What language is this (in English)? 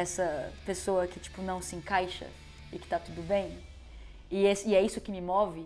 Portuguese